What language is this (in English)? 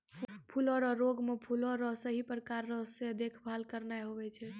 Maithili